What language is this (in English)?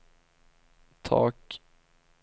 Swedish